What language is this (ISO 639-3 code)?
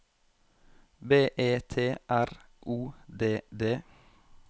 nor